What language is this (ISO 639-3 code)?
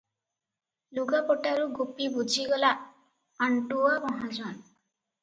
ori